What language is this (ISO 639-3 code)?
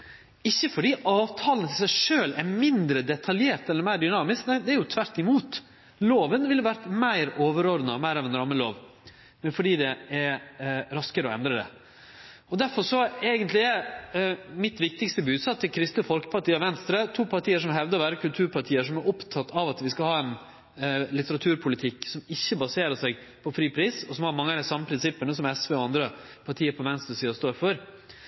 nno